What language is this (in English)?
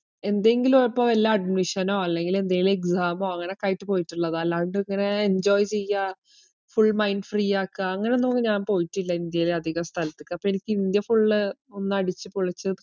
Malayalam